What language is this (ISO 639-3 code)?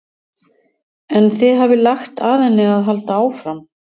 isl